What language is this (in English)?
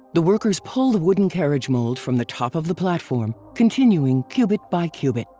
English